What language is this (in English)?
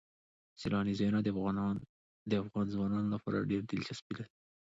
Pashto